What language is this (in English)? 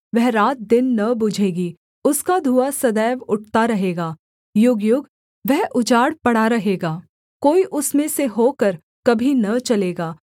Hindi